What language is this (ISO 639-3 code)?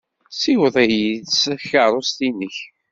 kab